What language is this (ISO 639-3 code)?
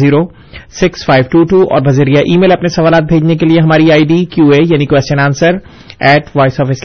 urd